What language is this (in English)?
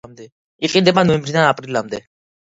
Georgian